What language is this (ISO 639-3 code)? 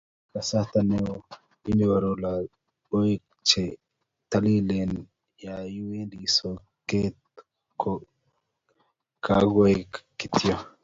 kln